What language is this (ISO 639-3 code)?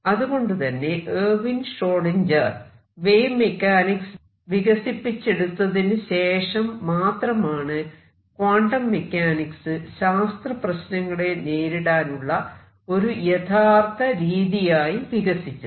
mal